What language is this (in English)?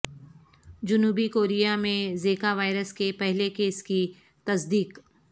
Urdu